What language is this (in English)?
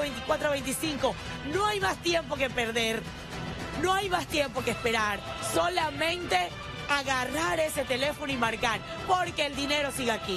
Spanish